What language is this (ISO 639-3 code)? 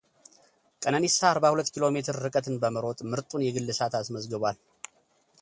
amh